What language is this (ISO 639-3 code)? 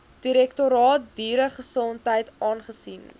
afr